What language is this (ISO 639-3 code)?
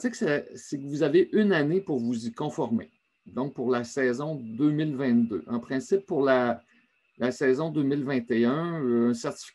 fra